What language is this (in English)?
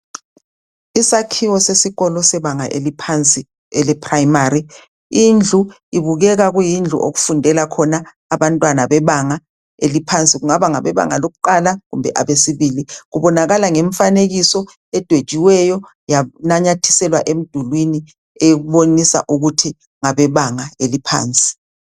North Ndebele